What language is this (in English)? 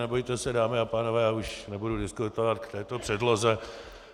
Czech